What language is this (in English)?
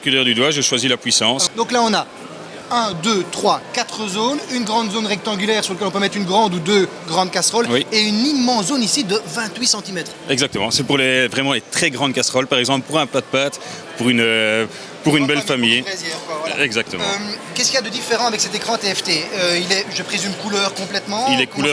French